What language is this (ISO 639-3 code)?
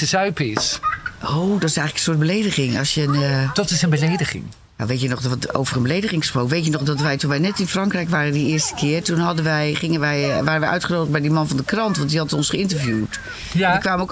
nld